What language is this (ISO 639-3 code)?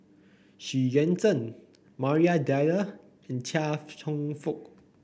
eng